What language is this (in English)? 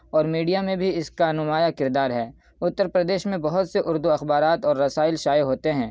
Urdu